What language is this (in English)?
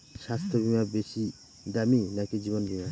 Bangla